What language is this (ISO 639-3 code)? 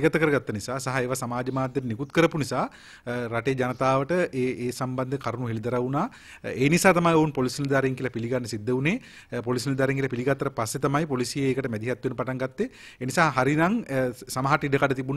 hin